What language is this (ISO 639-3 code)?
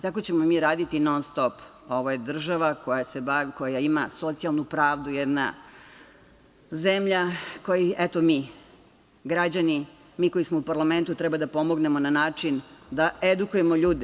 srp